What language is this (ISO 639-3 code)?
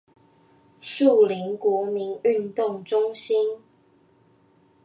zho